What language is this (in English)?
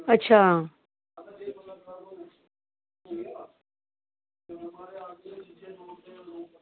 Dogri